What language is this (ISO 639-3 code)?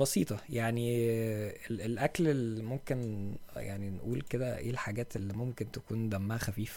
ara